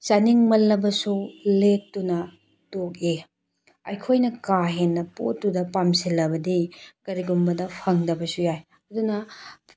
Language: Manipuri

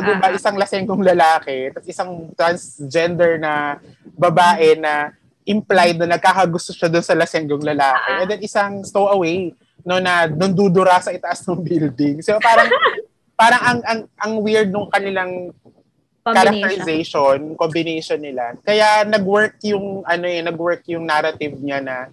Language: Filipino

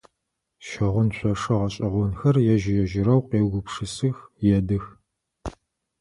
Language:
Adyghe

